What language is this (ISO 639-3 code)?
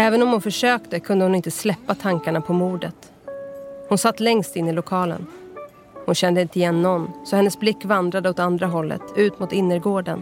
swe